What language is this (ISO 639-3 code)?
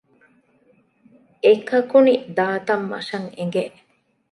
div